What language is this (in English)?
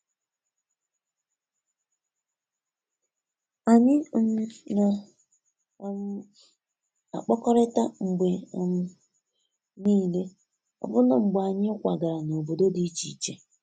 Igbo